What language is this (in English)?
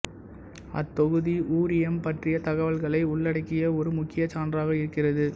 Tamil